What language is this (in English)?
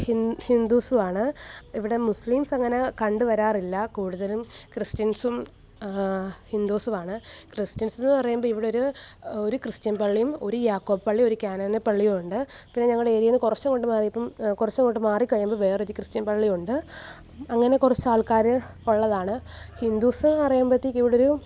Malayalam